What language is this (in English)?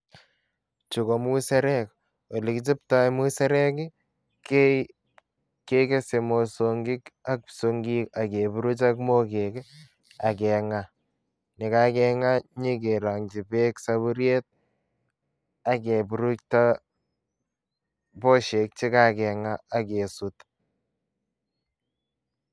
Kalenjin